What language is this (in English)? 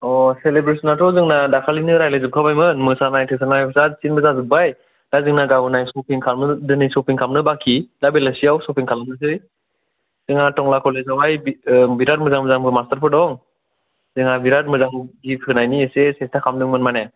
Bodo